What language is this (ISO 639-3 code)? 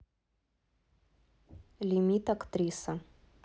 rus